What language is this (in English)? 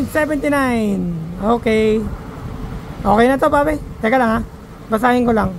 Filipino